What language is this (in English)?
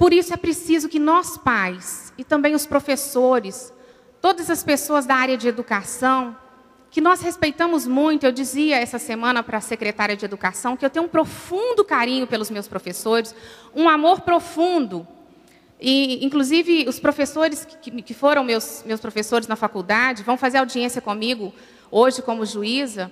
Portuguese